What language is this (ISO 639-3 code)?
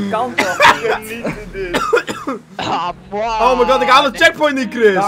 nld